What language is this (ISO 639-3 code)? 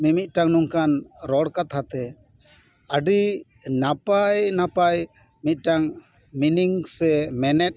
sat